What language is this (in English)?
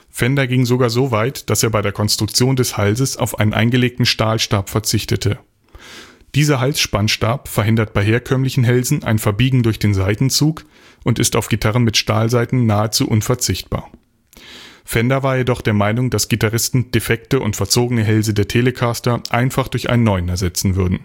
German